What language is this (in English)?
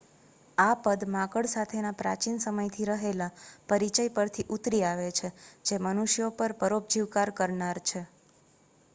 Gujarati